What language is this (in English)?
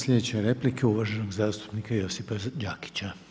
Croatian